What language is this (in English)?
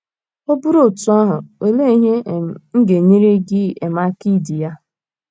Igbo